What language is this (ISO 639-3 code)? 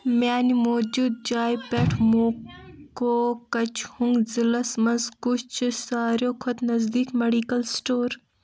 kas